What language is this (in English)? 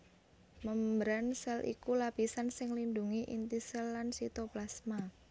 Javanese